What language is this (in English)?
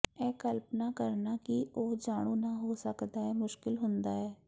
Punjabi